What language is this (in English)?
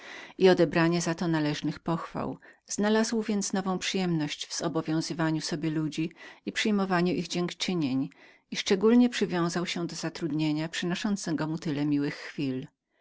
Polish